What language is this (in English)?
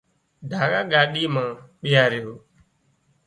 Wadiyara Koli